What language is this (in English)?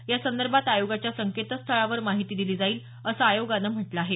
Marathi